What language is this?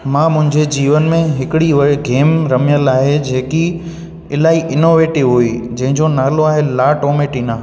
Sindhi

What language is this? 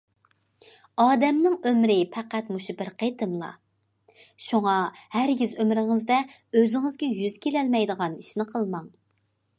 Uyghur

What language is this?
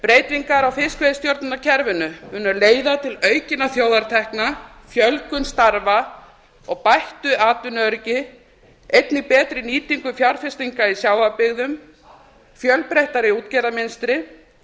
Icelandic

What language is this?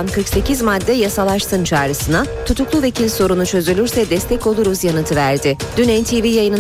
Turkish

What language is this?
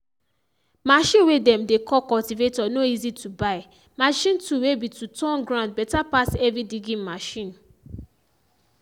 Nigerian Pidgin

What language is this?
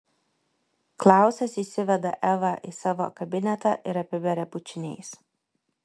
Lithuanian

